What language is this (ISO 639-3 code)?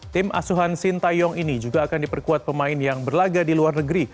ind